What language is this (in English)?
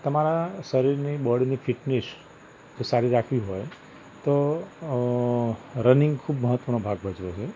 Gujarati